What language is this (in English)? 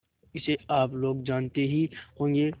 Hindi